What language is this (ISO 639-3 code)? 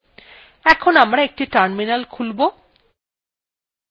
ben